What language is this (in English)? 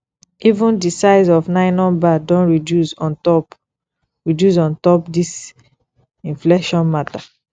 Nigerian Pidgin